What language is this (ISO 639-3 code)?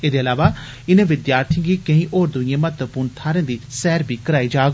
doi